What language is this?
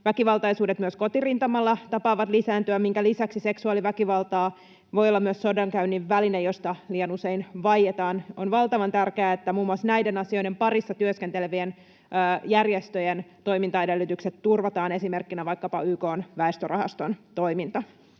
Finnish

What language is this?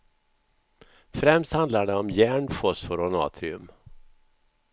Swedish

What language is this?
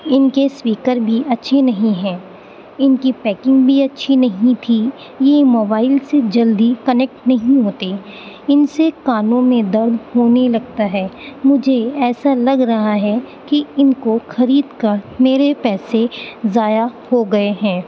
Urdu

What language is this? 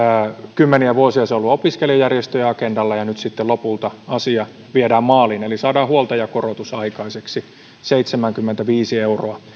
Finnish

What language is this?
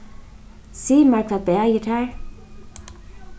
Faroese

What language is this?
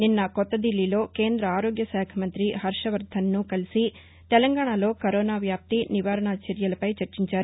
Telugu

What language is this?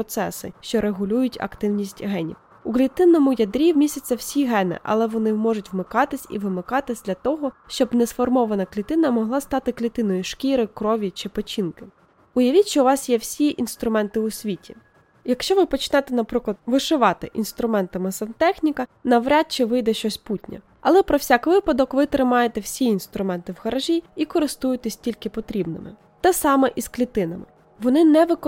Ukrainian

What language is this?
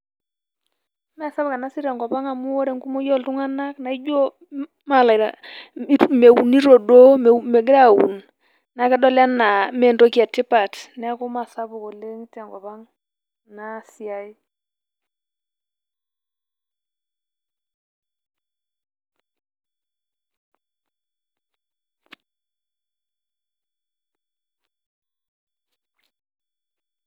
Masai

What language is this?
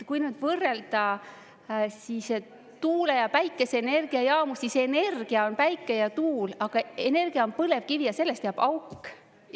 Estonian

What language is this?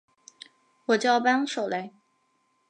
Chinese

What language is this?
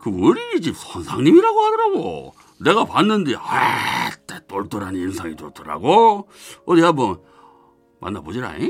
Korean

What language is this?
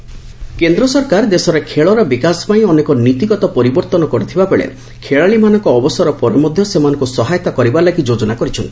Odia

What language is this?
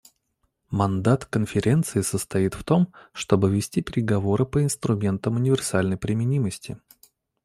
Russian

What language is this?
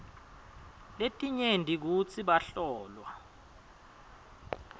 Swati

